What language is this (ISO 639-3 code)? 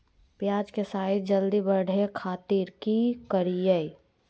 mag